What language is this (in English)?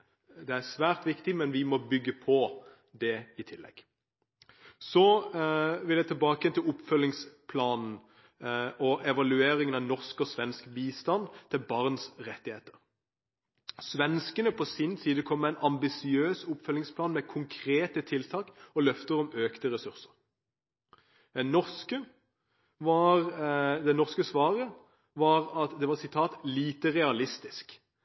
Norwegian Bokmål